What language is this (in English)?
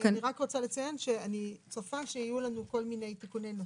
Hebrew